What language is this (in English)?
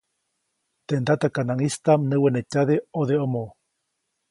Copainalá Zoque